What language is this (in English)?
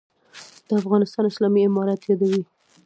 Pashto